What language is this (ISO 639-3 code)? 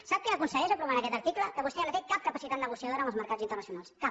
cat